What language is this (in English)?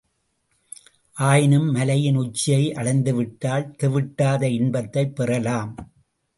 Tamil